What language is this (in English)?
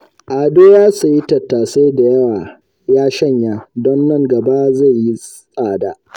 Hausa